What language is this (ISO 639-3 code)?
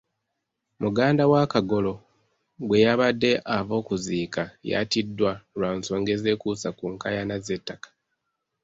lug